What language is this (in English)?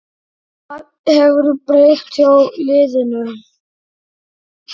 Icelandic